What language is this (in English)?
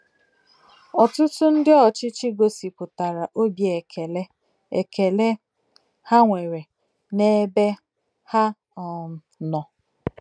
Igbo